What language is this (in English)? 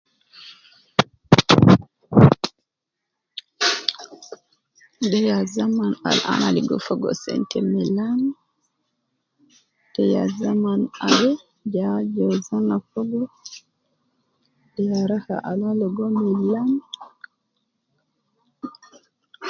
Nubi